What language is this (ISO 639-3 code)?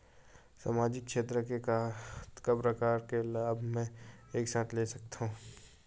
hne